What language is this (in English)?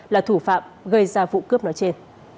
Vietnamese